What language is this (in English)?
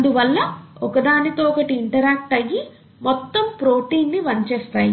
Telugu